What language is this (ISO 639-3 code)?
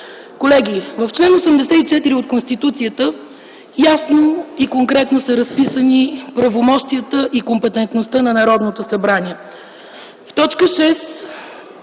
bul